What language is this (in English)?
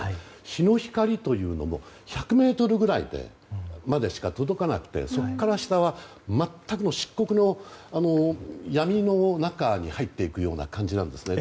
Japanese